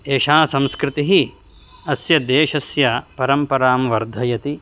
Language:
Sanskrit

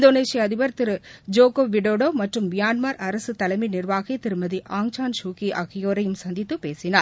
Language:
Tamil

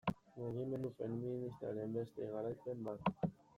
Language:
Basque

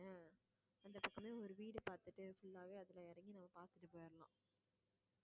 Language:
Tamil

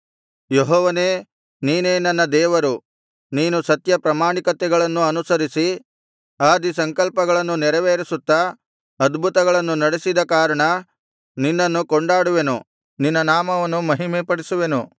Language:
Kannada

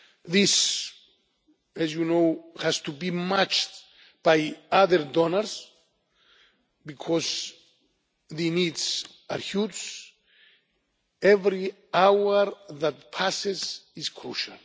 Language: English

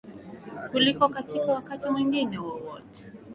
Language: Swahili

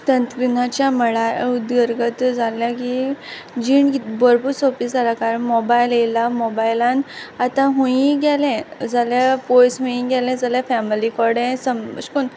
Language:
Konkani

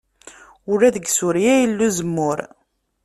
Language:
Kabyle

